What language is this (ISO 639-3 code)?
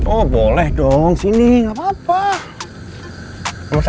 ind